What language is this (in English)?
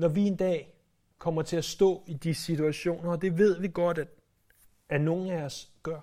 Danish